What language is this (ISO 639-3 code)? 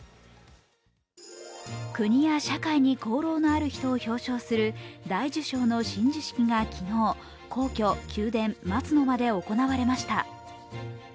jpn